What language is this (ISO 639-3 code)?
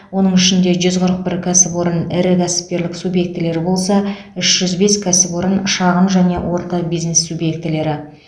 kaz